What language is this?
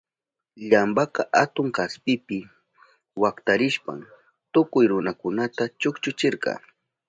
Southern Pastaza Quechua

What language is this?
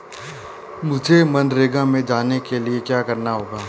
Hindi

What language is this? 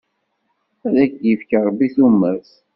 Kabyle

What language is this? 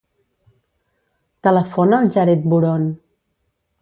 Catalan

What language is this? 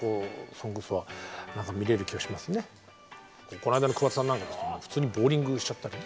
Japanese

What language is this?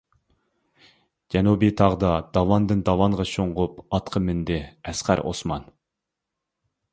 Uyghur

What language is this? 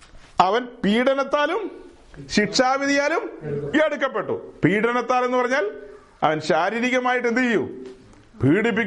Malayalam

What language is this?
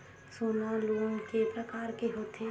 Chhattisgarhi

